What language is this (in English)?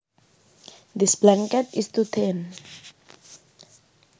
Javanese